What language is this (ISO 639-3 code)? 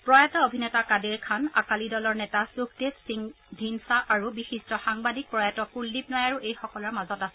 asm